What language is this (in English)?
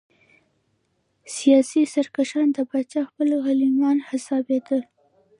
Pashto